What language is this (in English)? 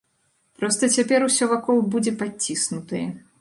Belarusian